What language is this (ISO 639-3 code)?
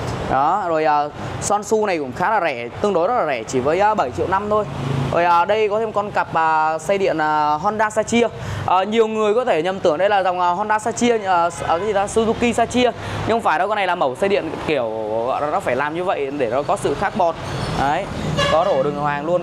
vie